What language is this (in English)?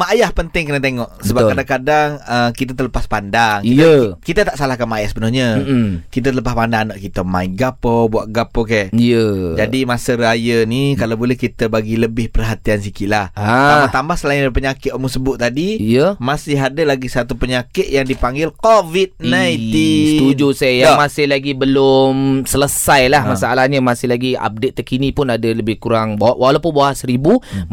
Malay